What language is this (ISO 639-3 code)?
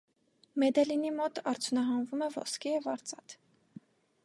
hye